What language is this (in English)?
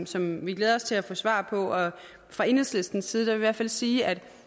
Danish